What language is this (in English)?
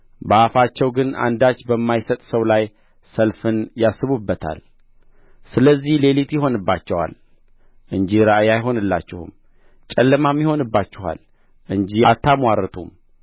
Amharic